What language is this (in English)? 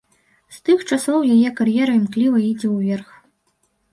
Belarusian